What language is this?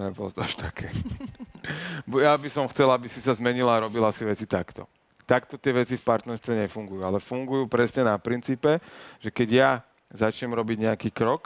Slovak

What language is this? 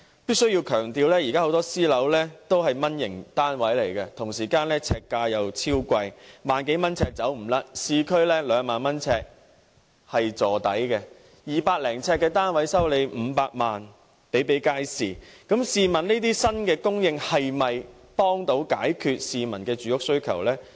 Cantonese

